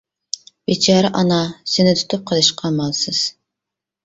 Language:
Uyghur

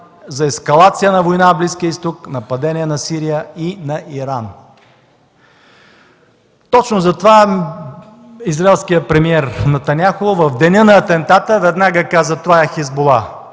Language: Bulgarian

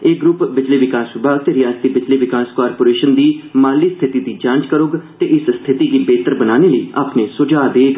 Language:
Dogri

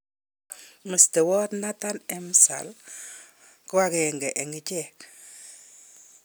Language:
Kalenjin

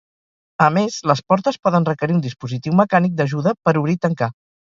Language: Catalan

